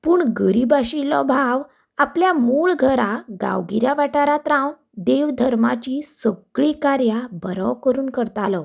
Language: Konkani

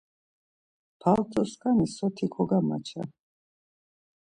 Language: Laz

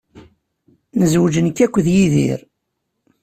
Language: Kabyle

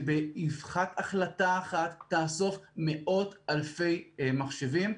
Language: Hebrew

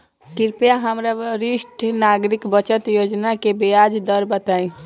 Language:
Bhojpuri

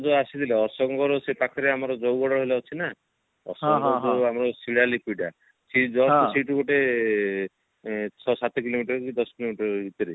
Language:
Odia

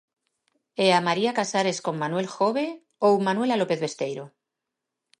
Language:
Galician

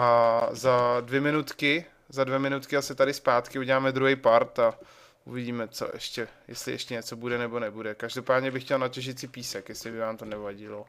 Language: Czech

